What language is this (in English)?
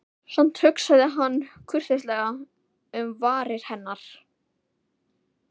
Icelandic